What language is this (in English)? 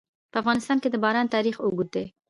Pashto